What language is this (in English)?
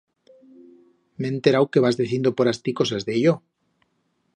Aragonese